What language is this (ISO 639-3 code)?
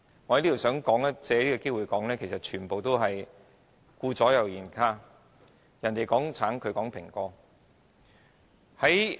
yue